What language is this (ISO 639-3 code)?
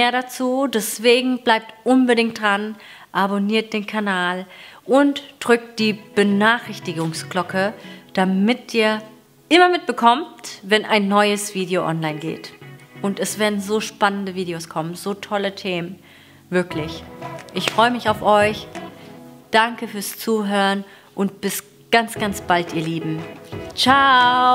deu